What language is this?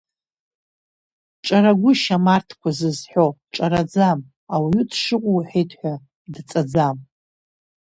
Abkhazian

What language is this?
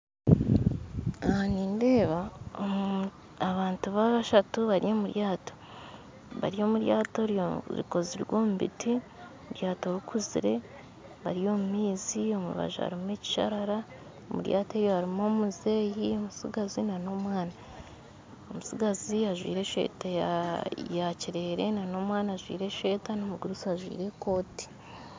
Nyankole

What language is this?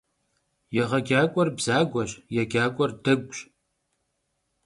Kabardian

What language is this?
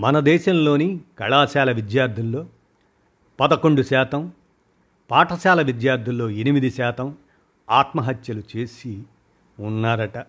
Telugu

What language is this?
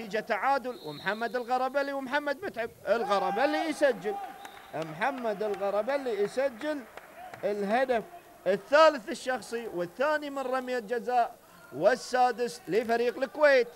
Arabic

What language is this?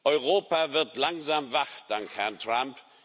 German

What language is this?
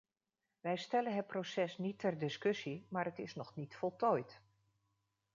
Dutch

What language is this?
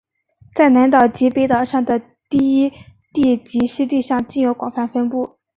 Chinese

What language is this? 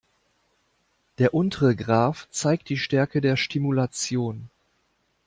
German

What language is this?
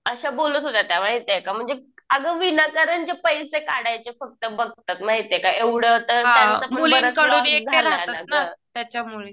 Marathi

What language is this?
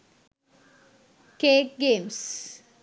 Sinhala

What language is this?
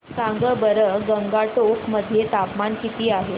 Marathi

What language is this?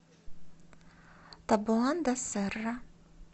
Russian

